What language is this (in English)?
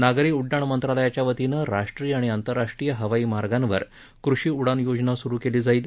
Marathi